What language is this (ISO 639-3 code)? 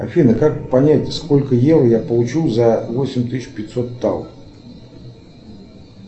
rus